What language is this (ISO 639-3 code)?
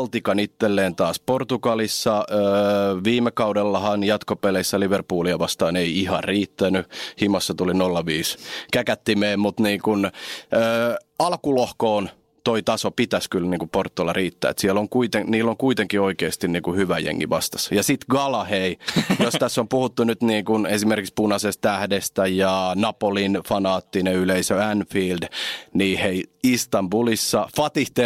fin